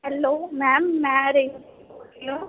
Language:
Dogri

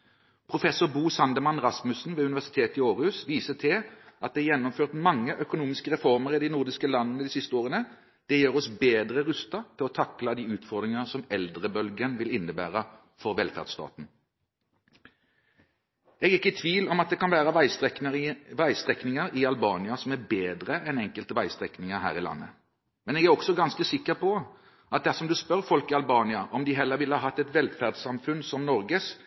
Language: Norwegian Bokmål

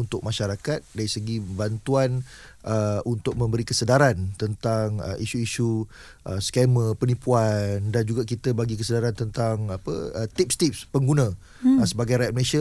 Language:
Malay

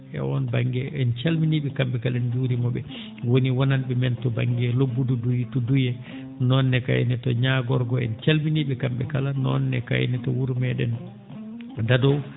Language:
Fula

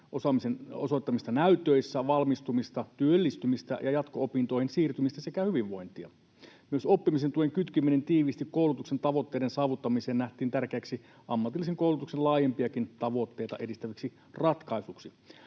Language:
Finnish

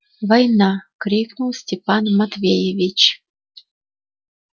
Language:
Russian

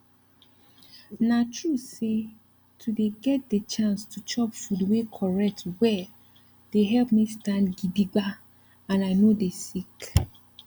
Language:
Nigerian Pidgin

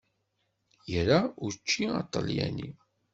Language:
Kabyle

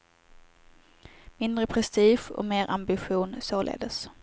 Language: Swedish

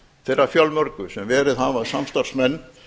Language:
Icelandic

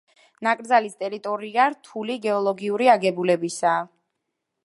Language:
Georgian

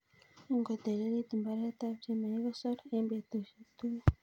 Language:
Kalenjin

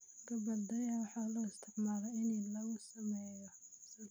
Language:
Somali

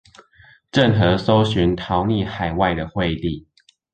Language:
Chinese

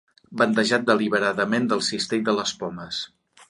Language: Catalan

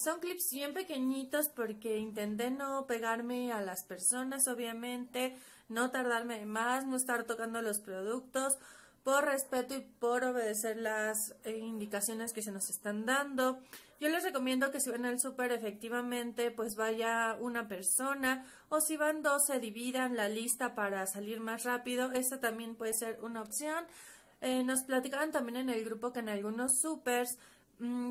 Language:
Spanish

